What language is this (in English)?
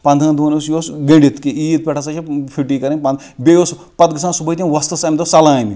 Kashmiri